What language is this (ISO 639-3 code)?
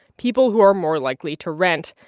eng